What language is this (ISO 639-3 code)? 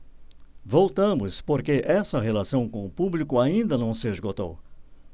por